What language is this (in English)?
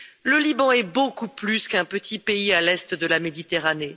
French